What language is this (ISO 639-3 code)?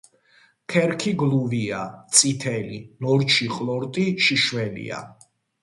kat